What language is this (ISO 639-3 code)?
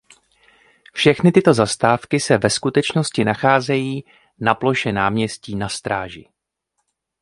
ces